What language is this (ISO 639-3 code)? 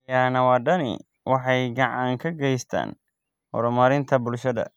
som